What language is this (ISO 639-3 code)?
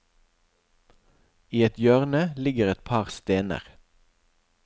nor